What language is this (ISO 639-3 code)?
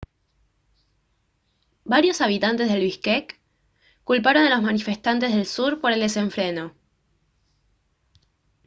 spa